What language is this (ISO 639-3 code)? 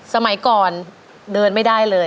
tha